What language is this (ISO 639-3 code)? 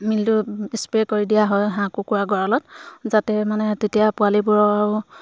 asm